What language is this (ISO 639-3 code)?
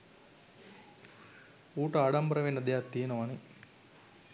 sin